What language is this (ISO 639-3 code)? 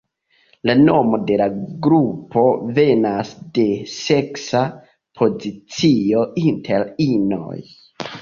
epo